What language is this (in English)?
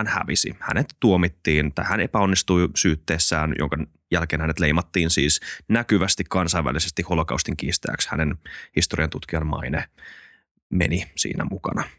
Finnish